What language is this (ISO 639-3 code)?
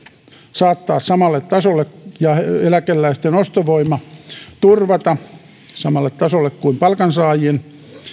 fin